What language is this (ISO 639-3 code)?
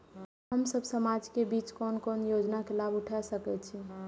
mai